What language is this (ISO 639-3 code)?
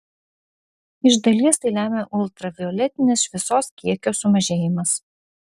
lit